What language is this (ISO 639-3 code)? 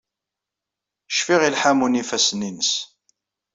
kab